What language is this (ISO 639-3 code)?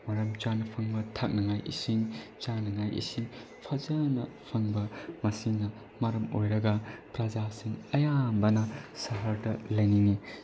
mni